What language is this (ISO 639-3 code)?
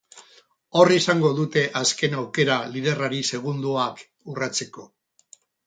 eus